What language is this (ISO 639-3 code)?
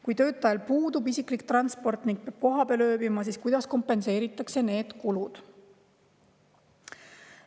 est